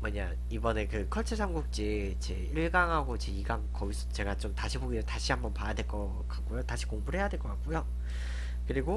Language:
Korean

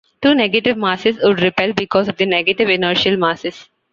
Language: English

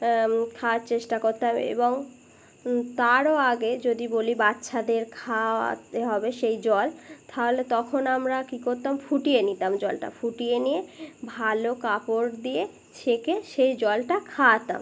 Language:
Bangla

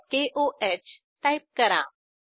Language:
Marathi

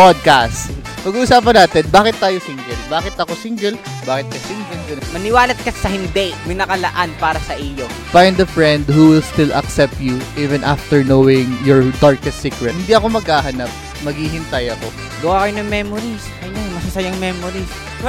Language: Filipino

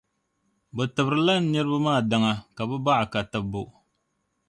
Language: Dagbani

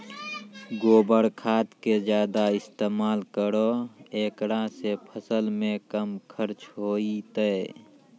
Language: Maithili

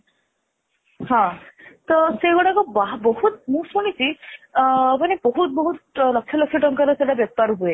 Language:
Odia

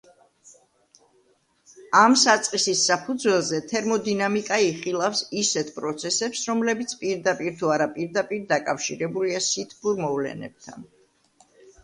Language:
Georgian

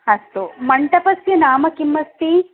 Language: Sanskrit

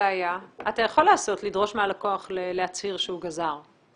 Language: Hebrew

